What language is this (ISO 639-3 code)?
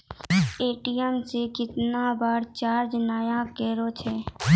mai